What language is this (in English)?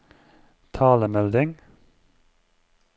Norwegian